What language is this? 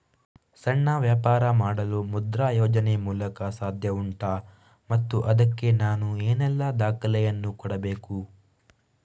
Kannada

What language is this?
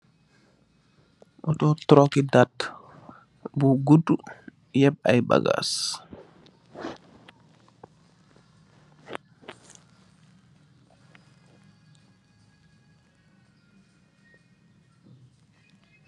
Wolof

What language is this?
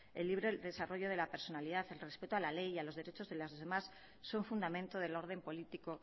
Spanish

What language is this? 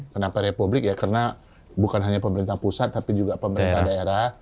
Indonesian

